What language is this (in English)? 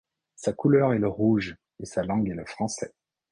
French